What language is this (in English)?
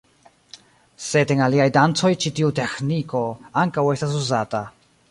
Esperanto